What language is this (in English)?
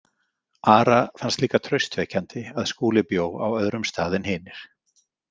Icelandic